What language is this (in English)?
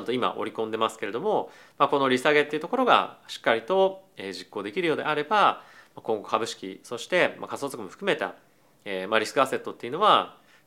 Japanese